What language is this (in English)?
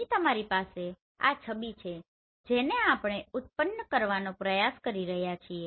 Gujarati